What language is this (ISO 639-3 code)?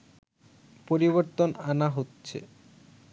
ben